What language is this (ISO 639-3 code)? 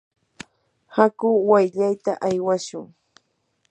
qur